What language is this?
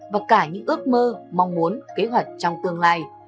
Vietnamese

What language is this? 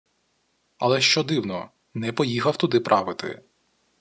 Ukrainian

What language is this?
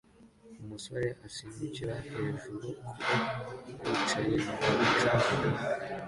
Kinyarwanda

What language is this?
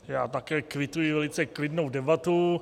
Czech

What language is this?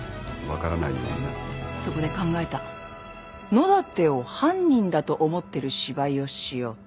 Japanese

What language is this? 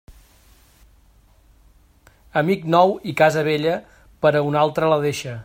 Catalan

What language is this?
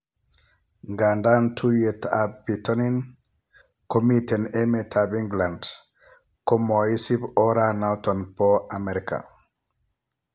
Kalenjin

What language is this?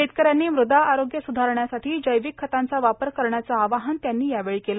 Marathi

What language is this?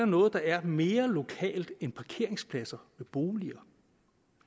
Danish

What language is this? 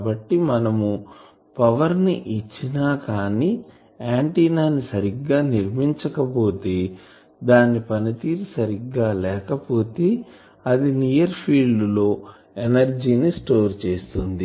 Telugu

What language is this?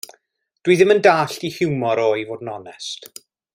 Welsh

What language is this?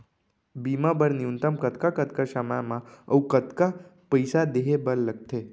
Chhattisgarhi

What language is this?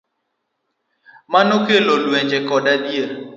Luo (Kenya and Tanzania)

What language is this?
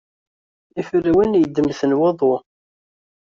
Kabyle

